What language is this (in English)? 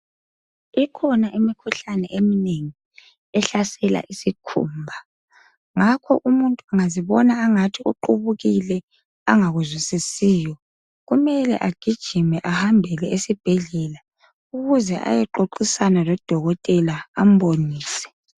North Ndebele